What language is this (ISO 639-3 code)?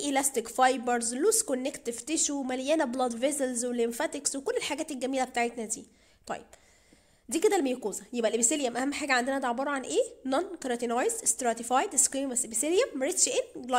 ara